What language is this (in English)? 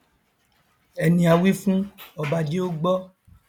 Yoruba